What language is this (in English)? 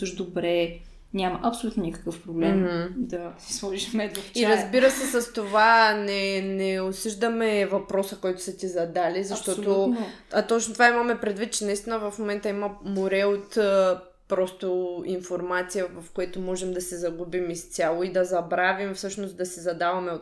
Bulgarian